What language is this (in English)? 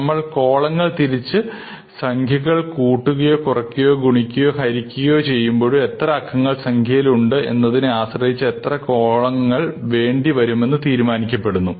Malayalam